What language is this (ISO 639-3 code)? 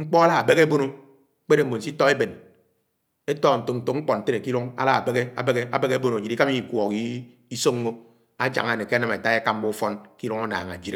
anw